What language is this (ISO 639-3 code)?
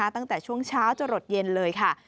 tha